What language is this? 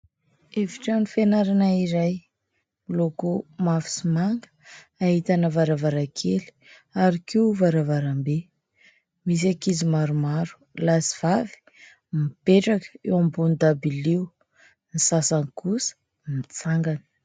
Malagasy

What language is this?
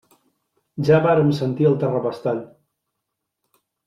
Catalan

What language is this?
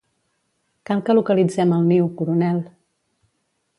Catalan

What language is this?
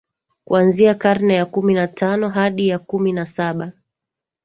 Swahili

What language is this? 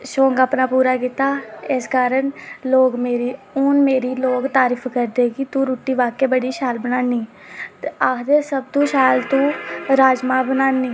Dogri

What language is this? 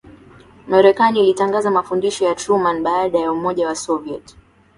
Swahili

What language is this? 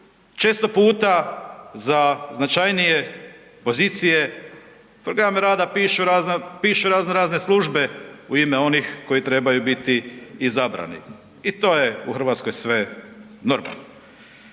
Croatian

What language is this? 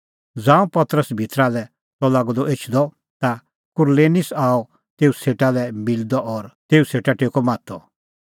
Kullu Pahari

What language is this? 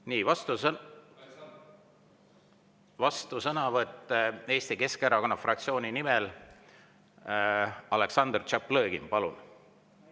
Estonian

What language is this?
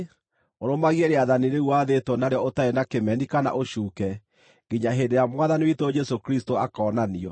Kikuyu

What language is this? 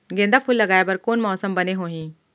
Chhattisgarhi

